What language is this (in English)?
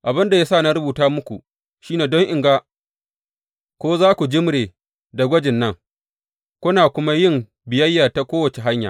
Hausa